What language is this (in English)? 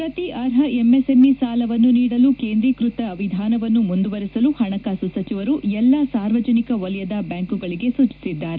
Kannada